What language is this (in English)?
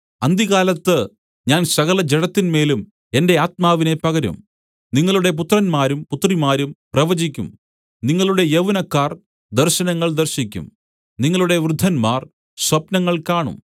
Malayalam